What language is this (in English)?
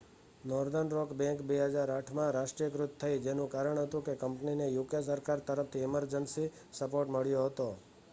Gujarati